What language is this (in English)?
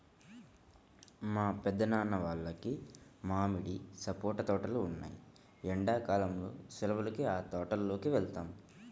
Telugu